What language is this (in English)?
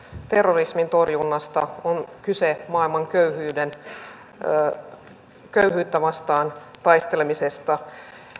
Finnish